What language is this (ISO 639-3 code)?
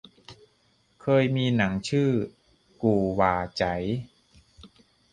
tha